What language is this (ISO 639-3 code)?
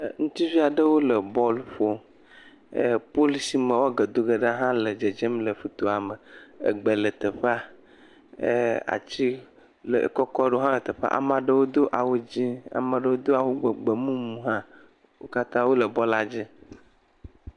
ewe